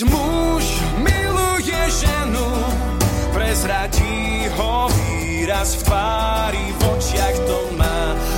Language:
Slovak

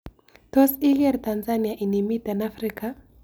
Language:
Kalenjin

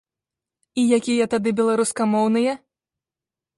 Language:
Belarusian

